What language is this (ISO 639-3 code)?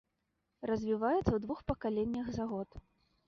bel